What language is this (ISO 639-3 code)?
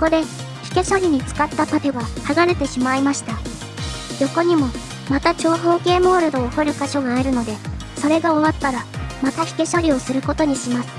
jpn